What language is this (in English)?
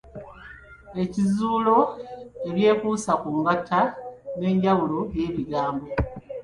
Ganda